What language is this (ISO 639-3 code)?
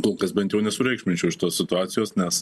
lit